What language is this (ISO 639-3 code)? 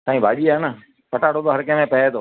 snd